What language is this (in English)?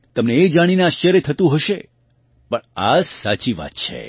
Gujarati